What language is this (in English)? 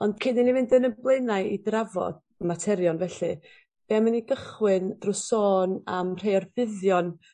Welsh